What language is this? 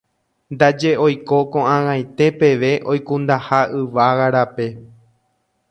Guarani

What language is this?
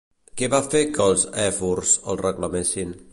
Catalan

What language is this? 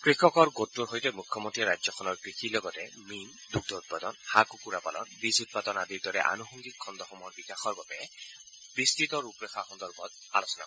Assamese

